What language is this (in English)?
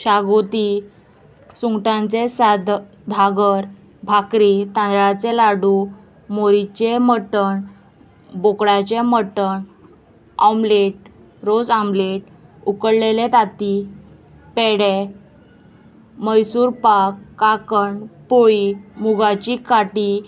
Konkani